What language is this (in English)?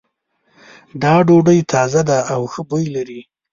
Pashto